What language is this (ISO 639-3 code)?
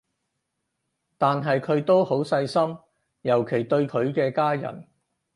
yue